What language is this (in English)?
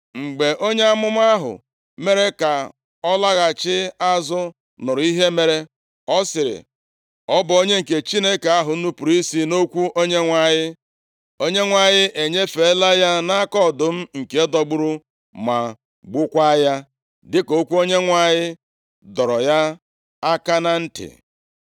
Igbo